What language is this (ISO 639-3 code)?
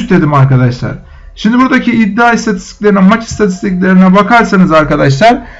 tur